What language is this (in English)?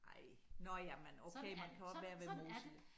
Danish